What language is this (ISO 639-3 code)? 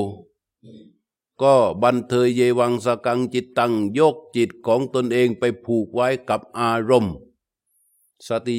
tha